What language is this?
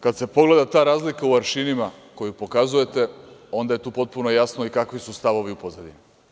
Serbian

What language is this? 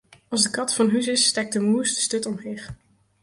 Western Frisian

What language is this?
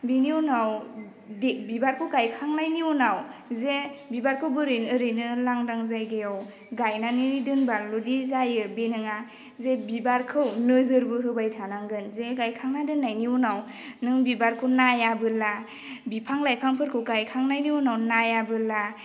Bodo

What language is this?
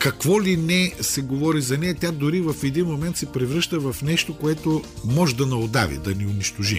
Bulgarian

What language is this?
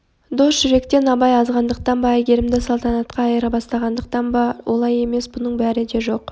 Kazakh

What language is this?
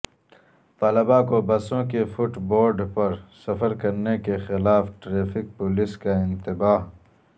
Urdu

